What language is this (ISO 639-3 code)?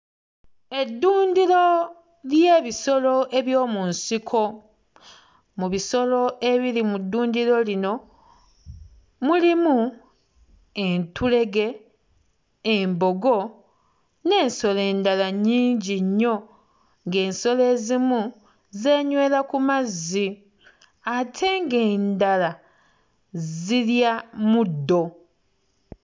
lug